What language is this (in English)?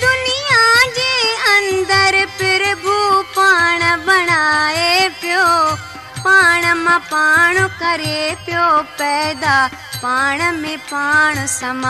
Hindi